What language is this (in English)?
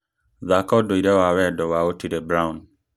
Kikuyu